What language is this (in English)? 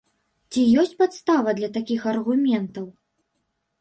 Belarusian